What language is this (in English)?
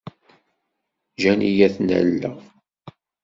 Kabyle